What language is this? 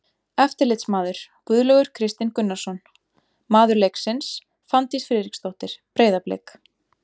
Icelandic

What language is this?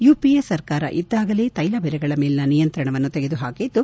Kannada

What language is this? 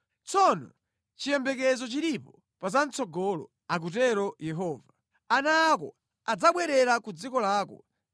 Nyanja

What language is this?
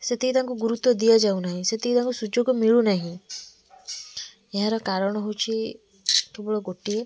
Odia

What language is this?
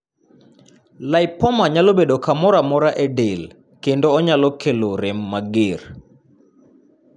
Luo (Kenya and Tanzania)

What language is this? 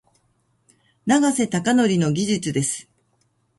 Japanese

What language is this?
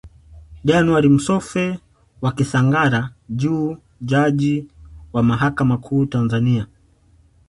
Swahili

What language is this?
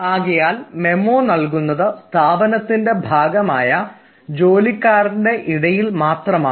Malayalam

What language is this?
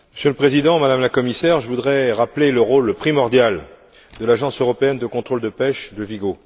French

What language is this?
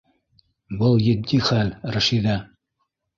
Bashkir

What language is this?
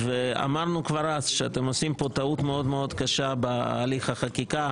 Hebrew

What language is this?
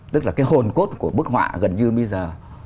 Vietnamese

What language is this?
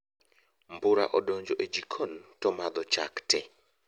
Luo (Kenya and Tanzania)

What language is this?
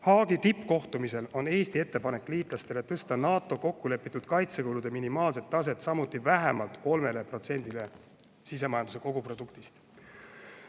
Estonian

